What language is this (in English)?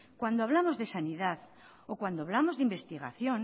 Spanish